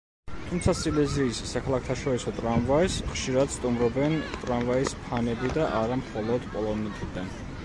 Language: Georgian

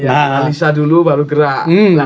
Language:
Indonesian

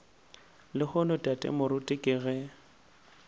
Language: Northern Sotho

